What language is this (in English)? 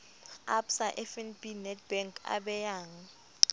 Southern Sotho